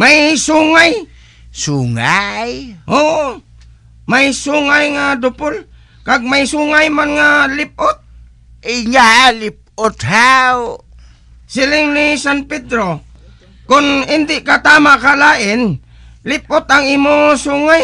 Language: Filipino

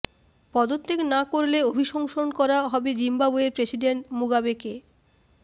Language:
Bangla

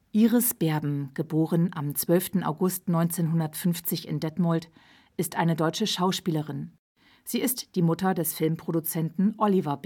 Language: German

